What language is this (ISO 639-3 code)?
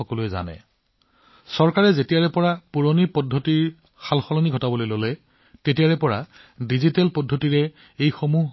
asm